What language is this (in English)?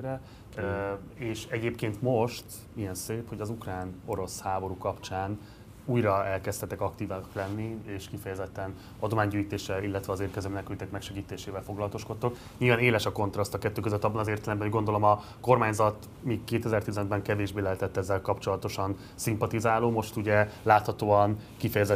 Hungarian